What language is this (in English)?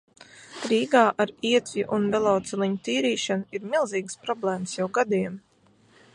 Latvian